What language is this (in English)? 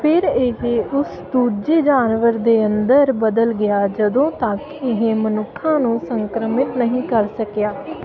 Punjabi